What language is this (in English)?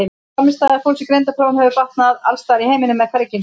Icelandic